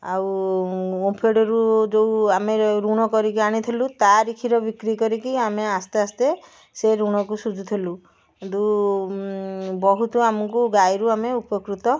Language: Odia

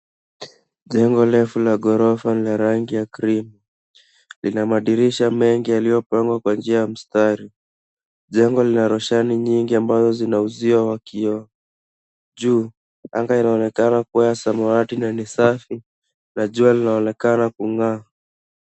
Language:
Swahili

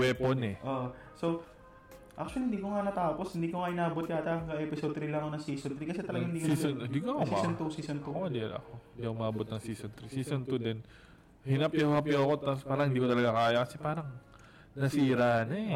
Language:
Filipino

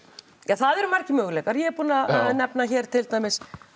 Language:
Icelandic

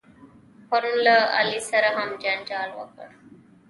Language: Pashto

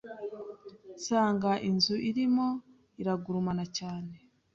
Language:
Kinyarwanda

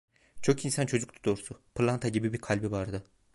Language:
Turkish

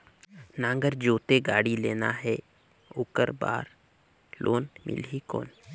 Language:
Chhattisgarhi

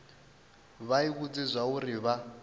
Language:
Venda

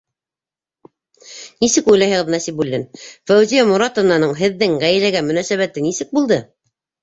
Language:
Bashkir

